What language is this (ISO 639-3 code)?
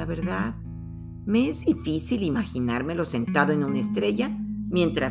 spa